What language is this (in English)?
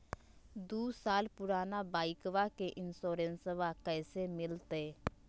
Magahi